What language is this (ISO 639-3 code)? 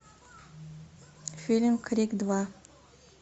rus